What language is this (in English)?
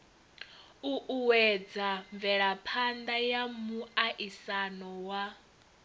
Venda